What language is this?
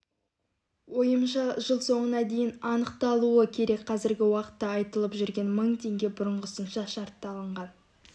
Kazakh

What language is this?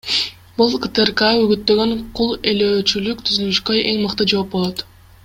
Kyrgyz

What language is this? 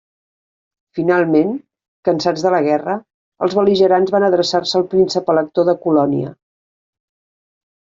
Catalan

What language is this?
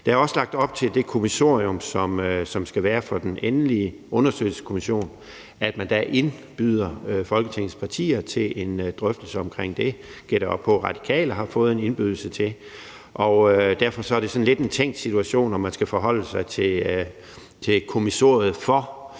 Danish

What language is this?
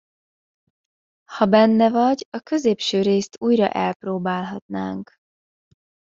Hungarian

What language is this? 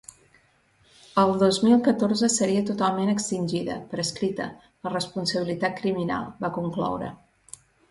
Catalan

